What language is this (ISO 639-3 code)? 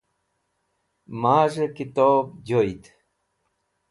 wbl